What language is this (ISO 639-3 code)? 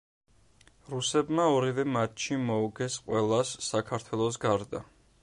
kat